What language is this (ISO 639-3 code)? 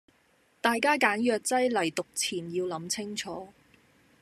yue